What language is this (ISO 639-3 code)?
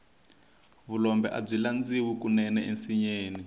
tso